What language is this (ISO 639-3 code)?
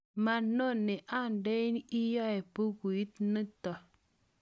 kln